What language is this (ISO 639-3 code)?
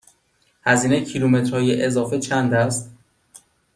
fas